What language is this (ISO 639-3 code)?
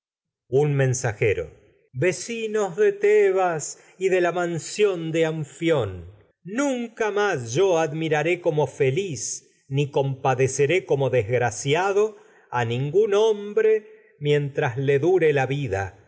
spa